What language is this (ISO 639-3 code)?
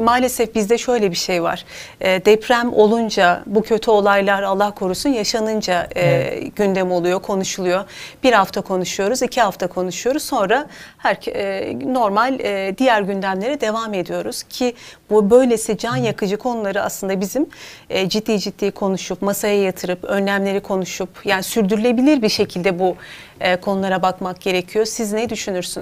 tur